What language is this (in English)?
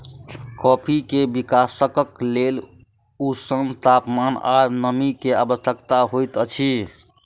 Maithili